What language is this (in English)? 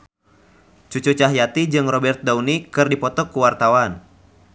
Sundanese